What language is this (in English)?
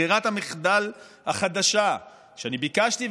Hebrew